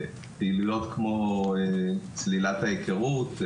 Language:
Hebrew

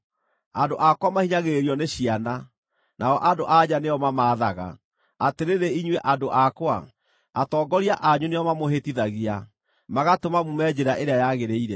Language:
Kikuyu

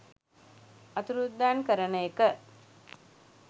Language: Sinhala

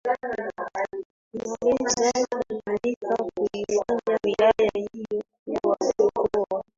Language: Swahili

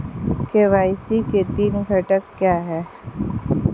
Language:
Hindi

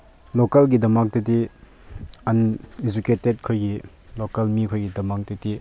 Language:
Manipuri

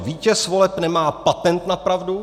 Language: Czech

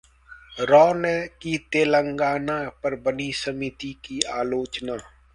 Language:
Hindi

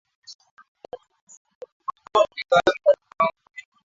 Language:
Swahili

